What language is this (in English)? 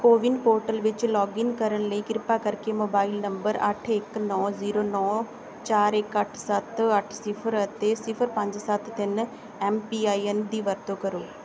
Punjabi